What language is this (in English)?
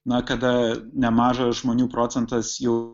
Lithuanian